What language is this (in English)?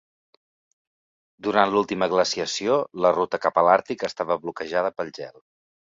Catalan